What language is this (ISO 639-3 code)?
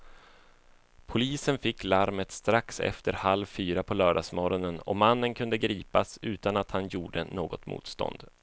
swe